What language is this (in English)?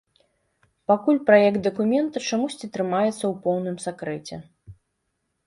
Belarusian